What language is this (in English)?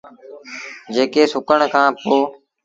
Sindhi Bhil